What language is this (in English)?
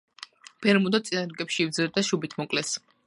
Georgian